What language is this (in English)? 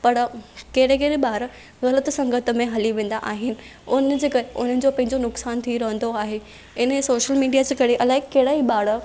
Sindhi